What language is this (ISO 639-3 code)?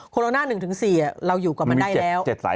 tha